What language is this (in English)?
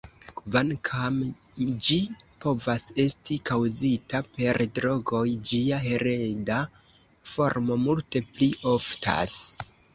Esperanto